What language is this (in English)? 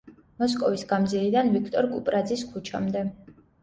Georgian